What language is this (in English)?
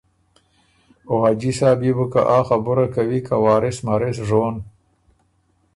Ormuri